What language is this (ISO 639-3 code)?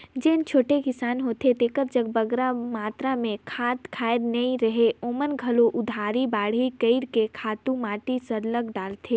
hne